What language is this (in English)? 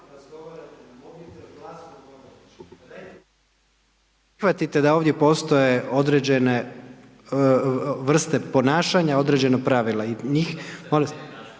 Croatian